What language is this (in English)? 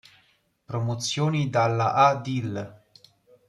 Italian